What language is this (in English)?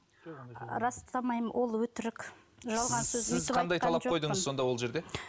Kazakh